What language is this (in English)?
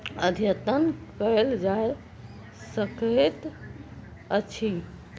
Maithili